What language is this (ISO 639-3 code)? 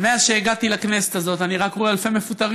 heb